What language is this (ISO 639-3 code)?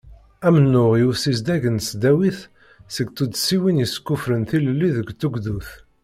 kab